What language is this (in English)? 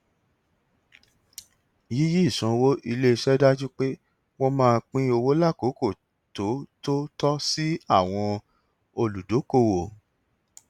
Yoruba